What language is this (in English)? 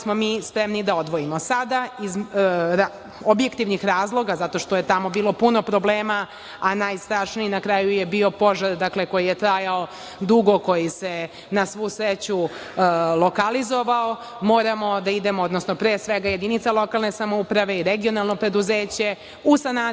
Serbian